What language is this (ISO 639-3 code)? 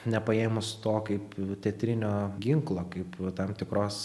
lit